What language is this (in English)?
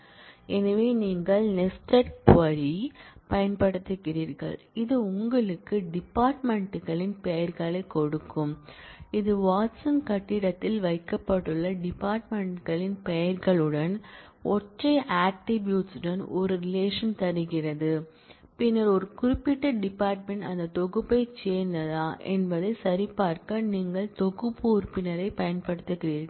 Tamil